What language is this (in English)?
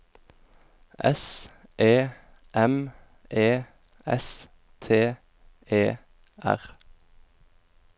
Norwegian